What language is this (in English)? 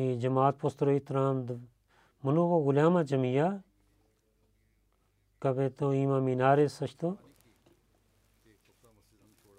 Bulgarian